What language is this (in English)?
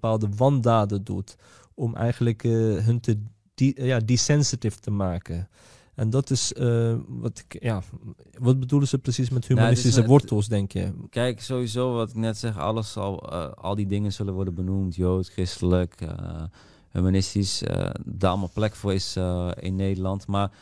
Dutch